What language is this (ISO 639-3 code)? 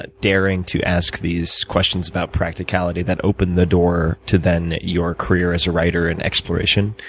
eng